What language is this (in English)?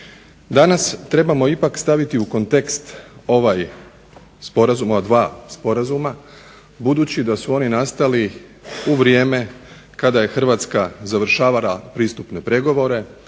Croatian